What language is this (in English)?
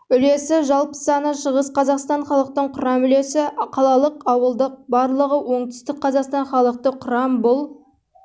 Kazakh